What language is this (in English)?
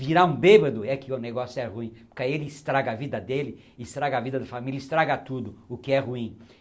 Portuguese